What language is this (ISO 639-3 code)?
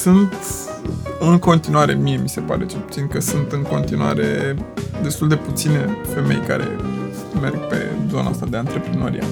ron